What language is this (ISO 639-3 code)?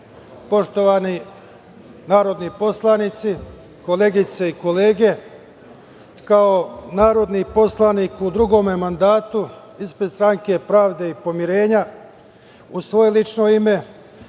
srp